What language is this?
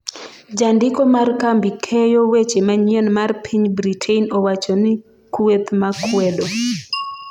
Luo (Kenya and Tanzania)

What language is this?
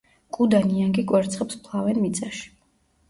Georgian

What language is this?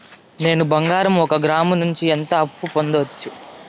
Telugu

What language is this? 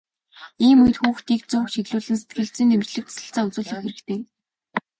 Mongolian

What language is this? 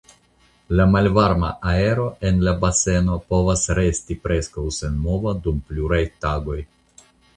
Esperanto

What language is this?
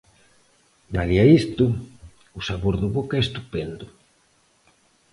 Galician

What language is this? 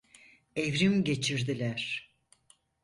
Turkish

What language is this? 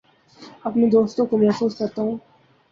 Urdu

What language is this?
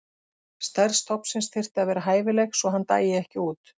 Icelandic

